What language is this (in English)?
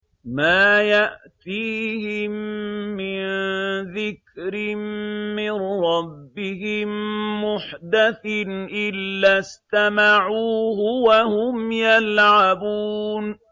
Arabic